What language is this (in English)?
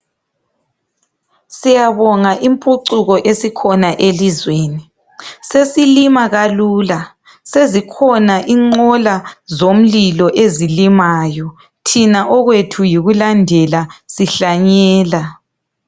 North Ndebele